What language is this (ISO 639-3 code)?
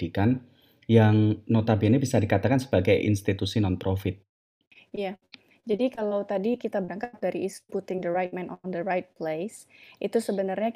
ind